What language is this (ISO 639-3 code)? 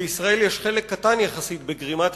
heb